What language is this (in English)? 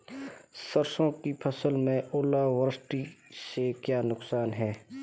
Hindi